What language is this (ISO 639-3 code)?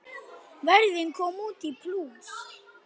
isl